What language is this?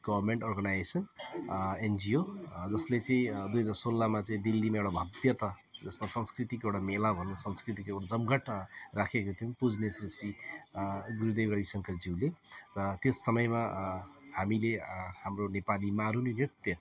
Nepali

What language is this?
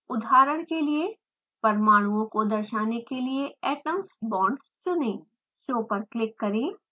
Hindi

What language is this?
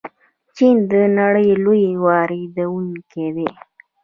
Pashto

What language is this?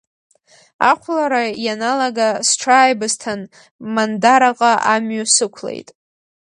Abkhazian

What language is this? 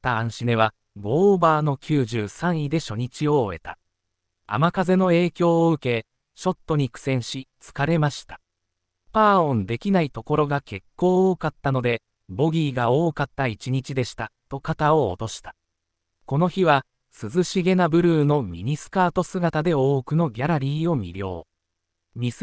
Japanese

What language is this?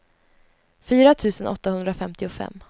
Swedish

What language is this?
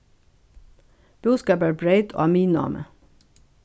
Faroese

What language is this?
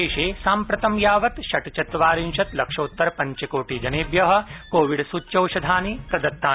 Sanskrit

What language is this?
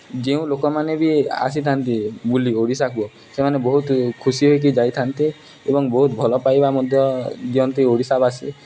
Odia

